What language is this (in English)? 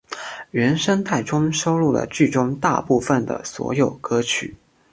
Chinese